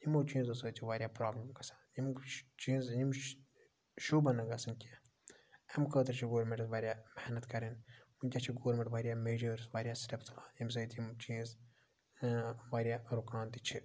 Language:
Kashmiri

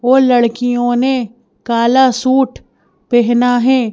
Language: Hindi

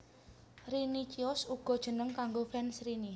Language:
Javanese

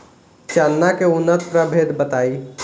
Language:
Bhojpuri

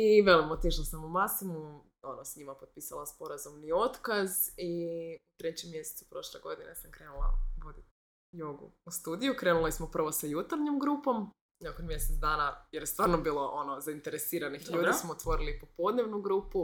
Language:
Croatian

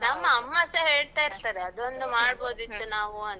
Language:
Kannada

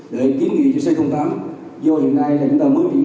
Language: Vietnamese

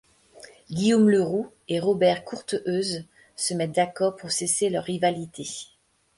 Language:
French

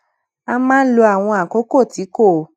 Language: Yoruba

